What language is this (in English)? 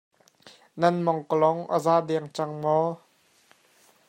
Hakha Chin